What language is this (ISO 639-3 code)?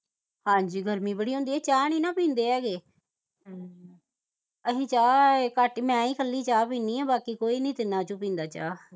pan